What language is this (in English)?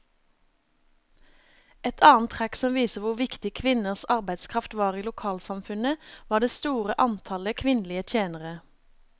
Norwegian